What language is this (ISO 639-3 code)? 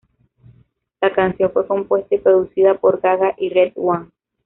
spa